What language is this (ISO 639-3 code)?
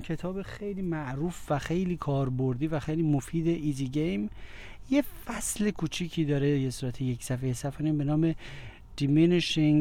fas